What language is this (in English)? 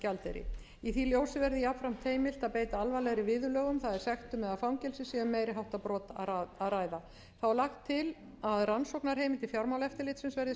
Icelandic